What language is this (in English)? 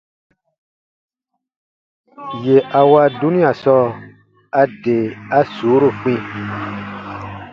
Baatonum